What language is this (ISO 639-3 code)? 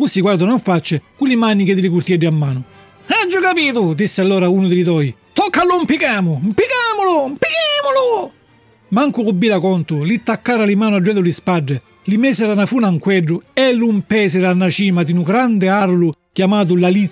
ita